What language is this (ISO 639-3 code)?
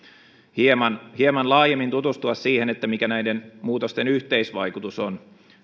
fin